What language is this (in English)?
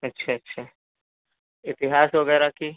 Hindi